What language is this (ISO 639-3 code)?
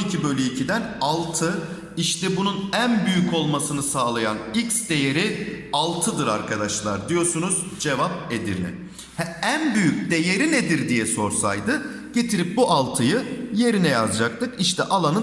tur